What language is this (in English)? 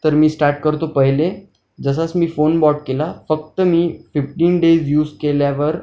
Marathi